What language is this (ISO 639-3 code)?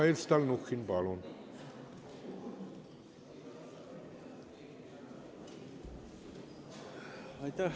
est